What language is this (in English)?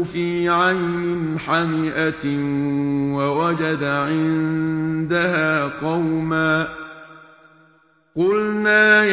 Arabic